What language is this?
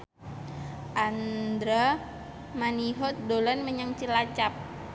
Javanese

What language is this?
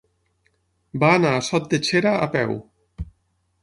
Catalan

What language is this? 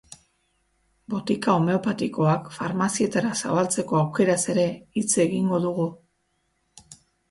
Basque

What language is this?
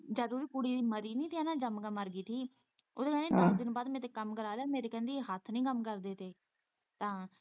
Punjabi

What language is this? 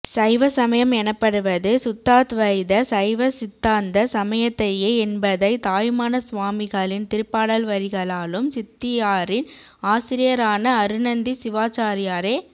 Tamil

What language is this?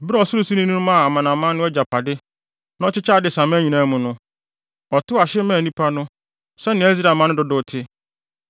Akan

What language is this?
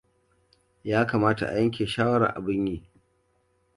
Hausa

